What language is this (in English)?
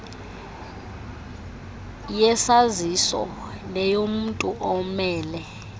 Xhosa